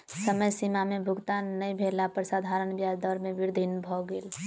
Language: Maithili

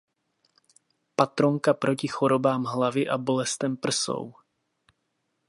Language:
Czech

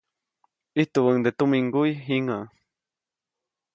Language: Copainalá Zoque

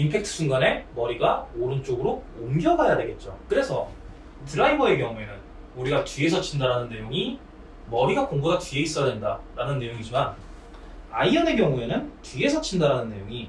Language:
Korean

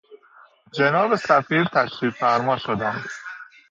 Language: Persian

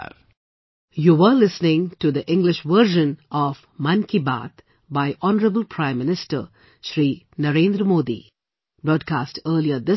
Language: English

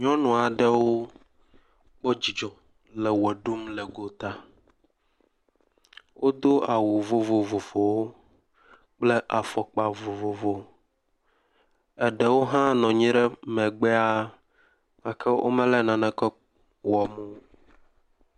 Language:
Ewe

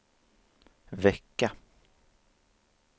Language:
Swedish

